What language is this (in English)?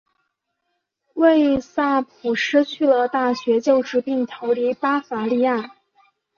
Chinese